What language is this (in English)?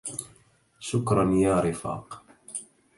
Arabic